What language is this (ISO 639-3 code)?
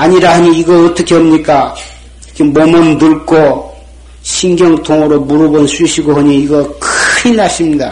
kor